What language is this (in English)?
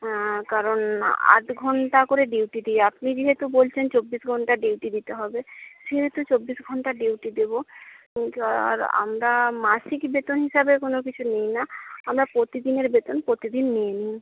Bangla